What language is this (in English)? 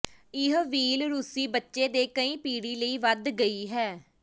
Punjabi